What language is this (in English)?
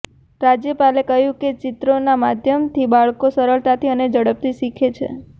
Gujarati